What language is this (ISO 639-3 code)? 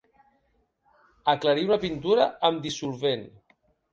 cat